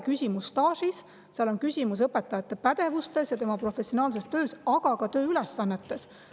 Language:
Estonian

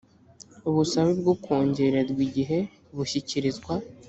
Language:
Kinyarwanda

